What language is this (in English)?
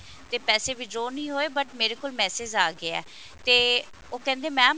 Punjabi